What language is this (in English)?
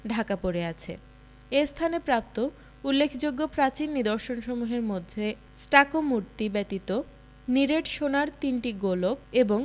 Bangla